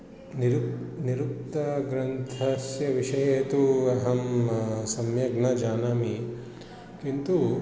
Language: Sanskrit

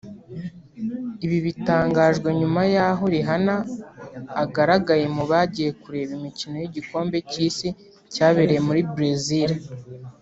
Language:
Kinyarwanda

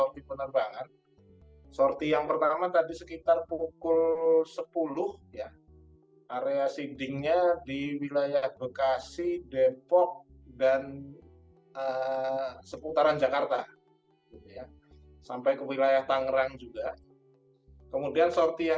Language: Indonesian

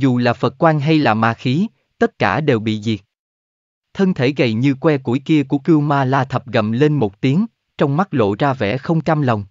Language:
Vietnamese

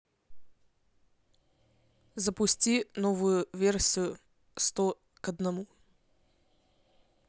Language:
Russian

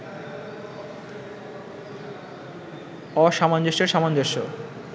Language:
Bangla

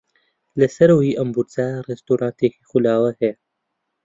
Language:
Central Kurdish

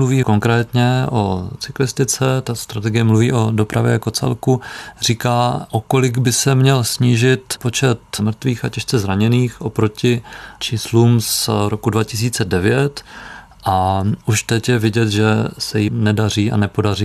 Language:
Czech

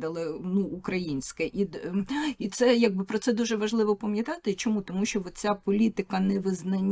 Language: Ukrainian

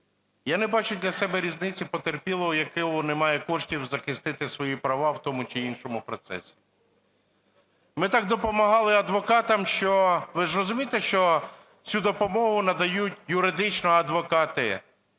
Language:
Ukrainian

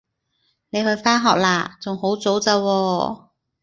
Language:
Cantonese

